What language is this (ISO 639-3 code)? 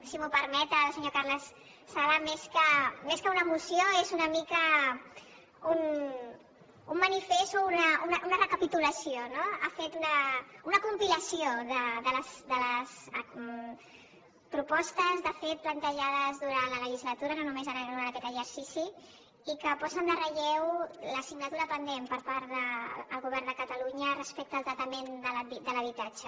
cat